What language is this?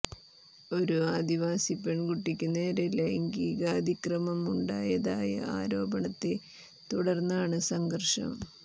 Malayalam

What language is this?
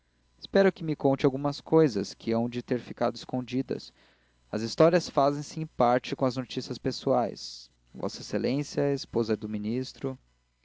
Portuguese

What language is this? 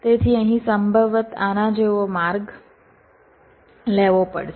Gujarati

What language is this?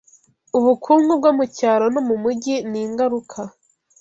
Kinyarwanda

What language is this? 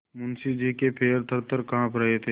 Hindi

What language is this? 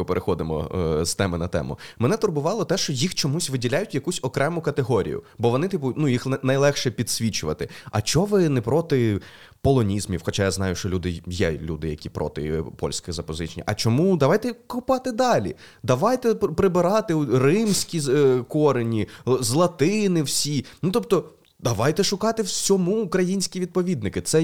Ukrainian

